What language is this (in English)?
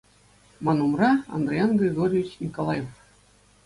Chuvash